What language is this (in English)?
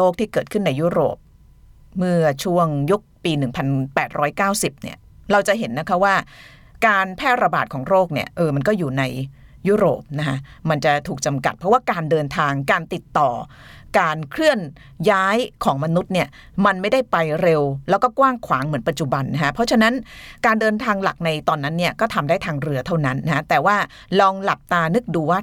Thai